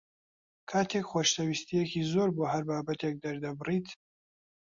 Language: Central Kurdish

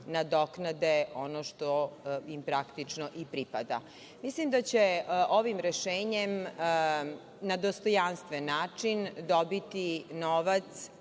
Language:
Serbian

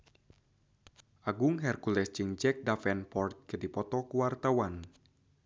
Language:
Sundanese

